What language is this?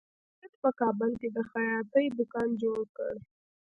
Pashto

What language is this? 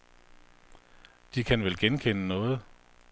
Danish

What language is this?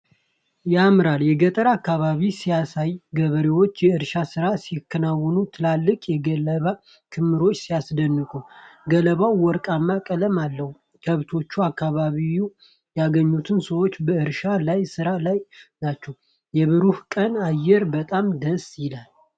Amharic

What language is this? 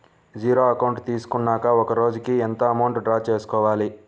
Telugu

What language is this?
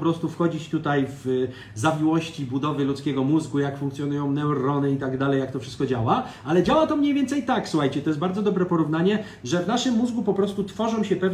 Polish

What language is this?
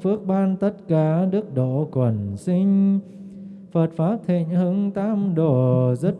Vietnamese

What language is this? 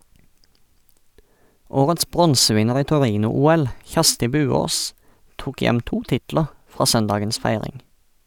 Norwegian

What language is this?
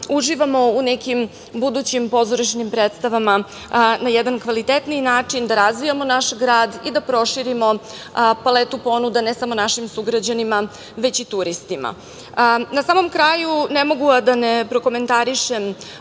Serbian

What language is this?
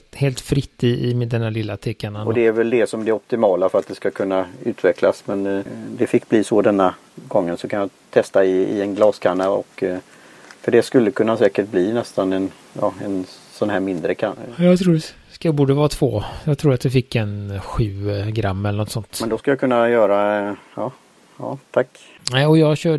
Swedish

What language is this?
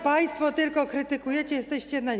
Polish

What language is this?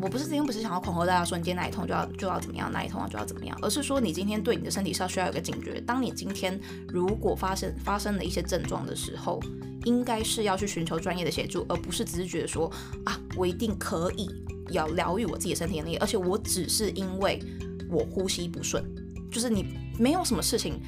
Chinese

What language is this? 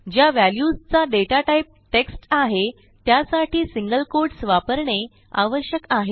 Marathi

